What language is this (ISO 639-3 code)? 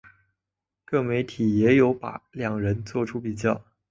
zho